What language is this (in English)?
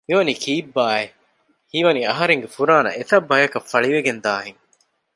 Divehi